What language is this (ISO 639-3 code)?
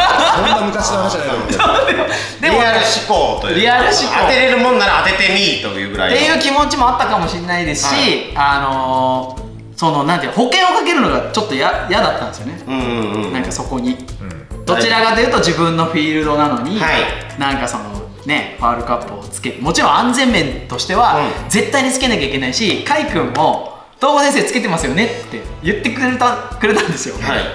jpn